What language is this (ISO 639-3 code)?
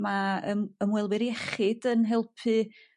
cym